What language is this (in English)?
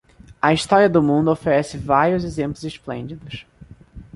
Portuguese